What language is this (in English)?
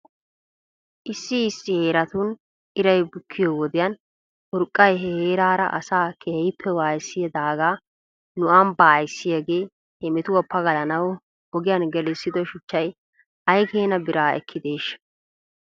Wolaytta